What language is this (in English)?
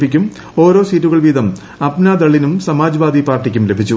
Malayalam